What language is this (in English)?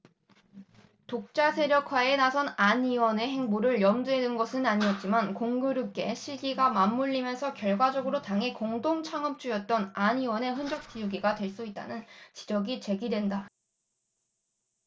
Korean